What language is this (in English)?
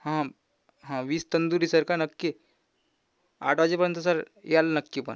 Marathi